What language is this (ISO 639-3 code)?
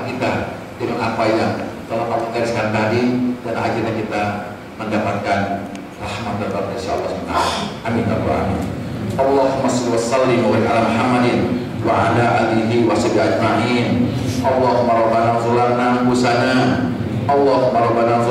ind